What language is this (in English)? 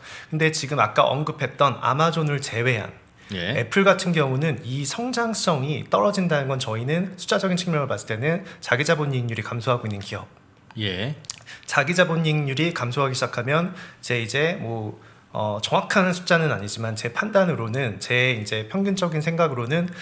Korean